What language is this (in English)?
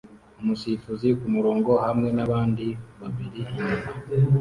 Kinyarwanda